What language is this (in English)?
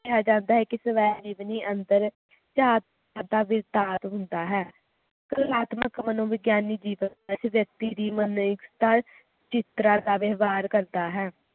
Punjabi